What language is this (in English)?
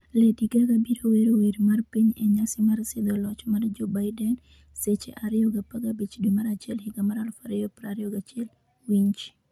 Luo (Kenya and Tanzania)